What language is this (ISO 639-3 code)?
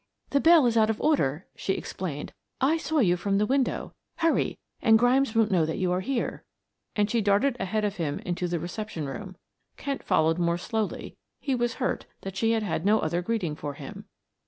eng